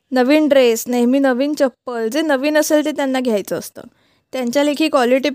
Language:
Marathi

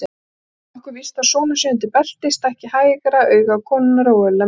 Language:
Icelandic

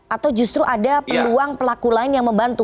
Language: Indonesian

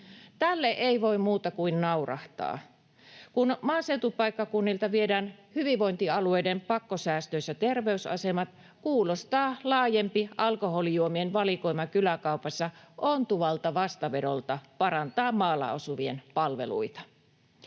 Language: Finnish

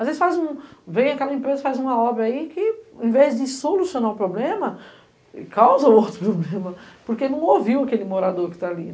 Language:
Portuguese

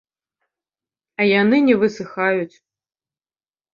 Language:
Belarusian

